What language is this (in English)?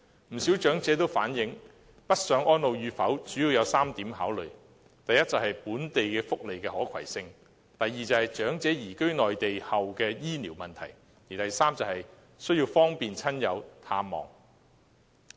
Cantonese